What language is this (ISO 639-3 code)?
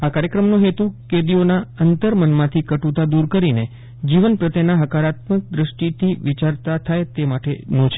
guj